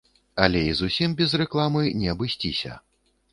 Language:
Belarusian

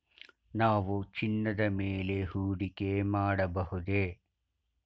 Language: Kannada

